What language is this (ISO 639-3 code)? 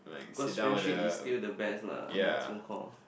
eng